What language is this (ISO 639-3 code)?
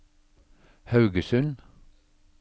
nor